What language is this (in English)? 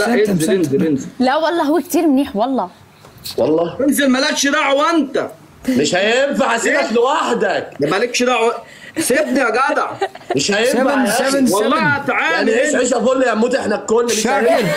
Arabic